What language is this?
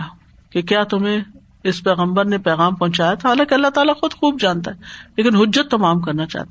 Urdu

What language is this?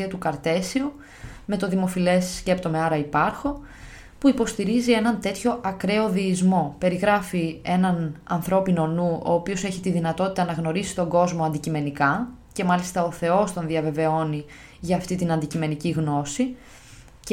Greek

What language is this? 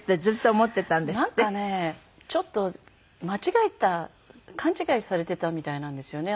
Japanese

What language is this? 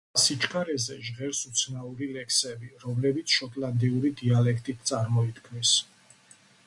Georgian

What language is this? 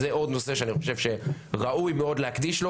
Hebrew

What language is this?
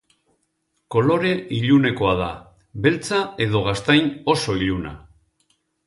Basque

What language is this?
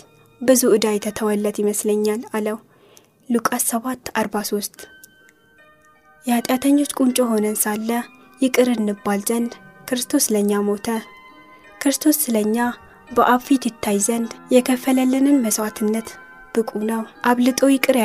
Amharic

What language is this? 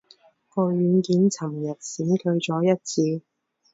Cantonese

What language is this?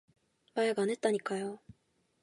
Korean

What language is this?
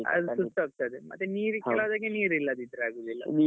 Kannada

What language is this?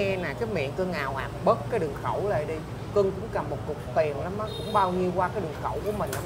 Vietnamese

